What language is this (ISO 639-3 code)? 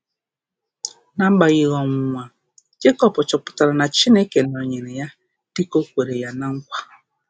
ibo